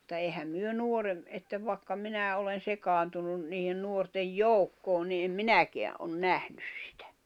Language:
Finnish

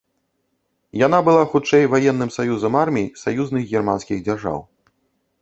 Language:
Belarusian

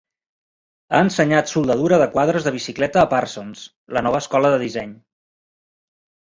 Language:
Catalan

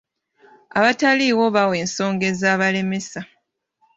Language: Ganda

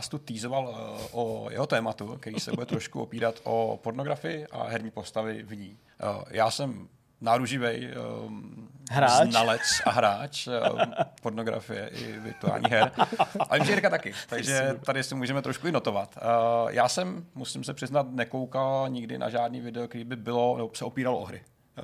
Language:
Czech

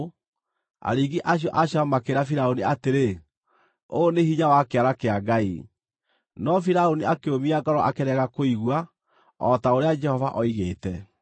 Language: Kikuyu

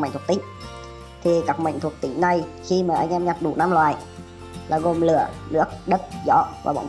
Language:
Vietnamese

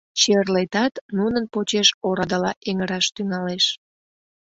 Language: Mari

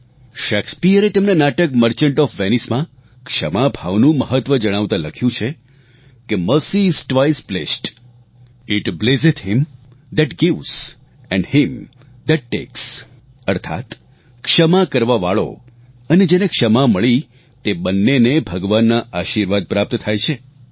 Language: Gujarati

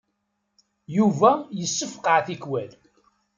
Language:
Kabyle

